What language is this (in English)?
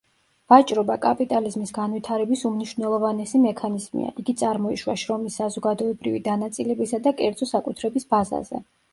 Georgian